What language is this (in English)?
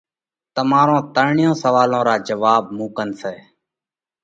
Parkari Koli